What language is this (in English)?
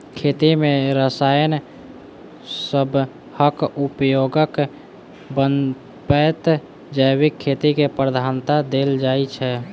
Maithili